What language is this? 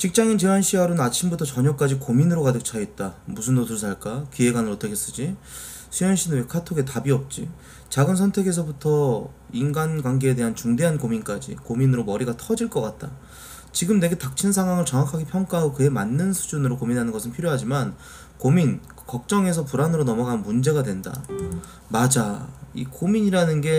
Korean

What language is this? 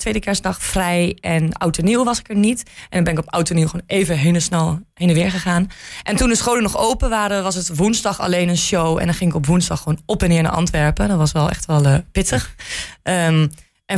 Dutch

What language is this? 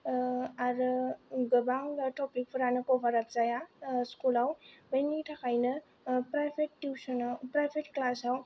Bodo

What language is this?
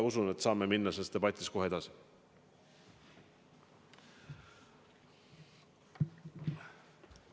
Estonian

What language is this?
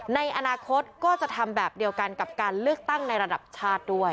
Thai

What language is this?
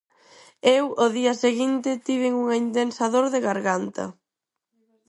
Galician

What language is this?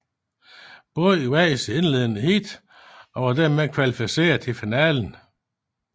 Danish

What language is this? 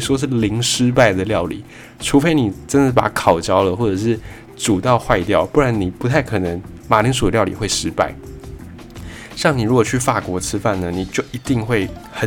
Chinese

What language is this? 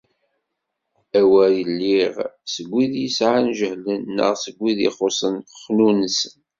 Kabyle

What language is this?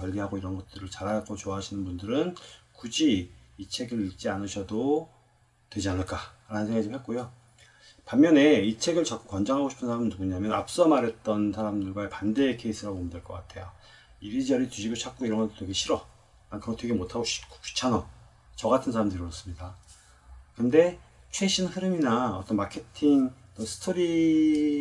Korean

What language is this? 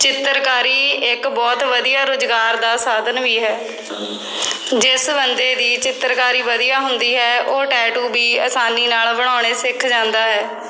Punjabi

